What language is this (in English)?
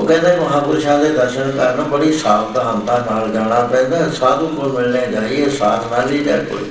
Punjabi